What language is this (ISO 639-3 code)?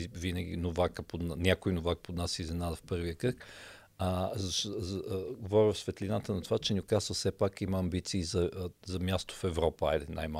bul